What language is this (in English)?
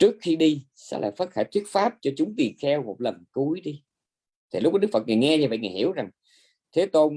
Vietnamese